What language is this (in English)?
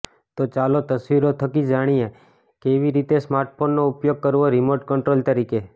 Gujarati